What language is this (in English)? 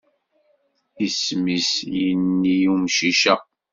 Kabyle